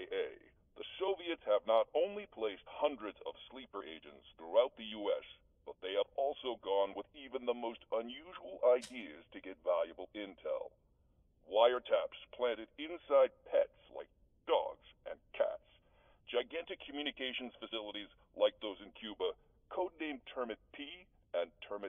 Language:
German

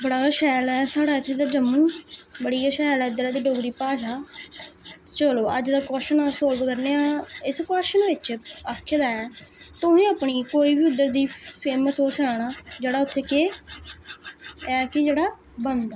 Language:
Dogri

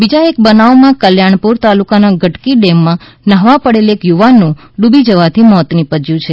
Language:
Gujarati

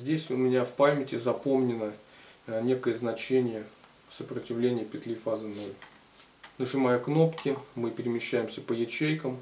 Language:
Russian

